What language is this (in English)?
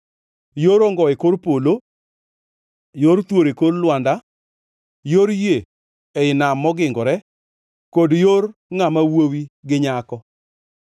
Luo (Kenya and Tanzania)